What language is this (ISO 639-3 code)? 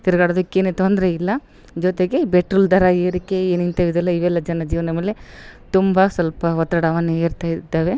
kan